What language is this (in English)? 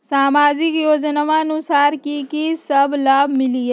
Magahi